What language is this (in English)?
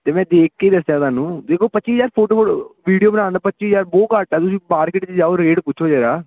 Punjabi